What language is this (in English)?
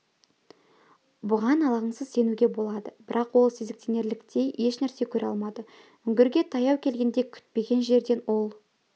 Kazakh